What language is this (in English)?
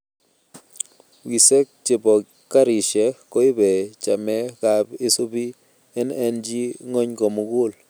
Kalenjin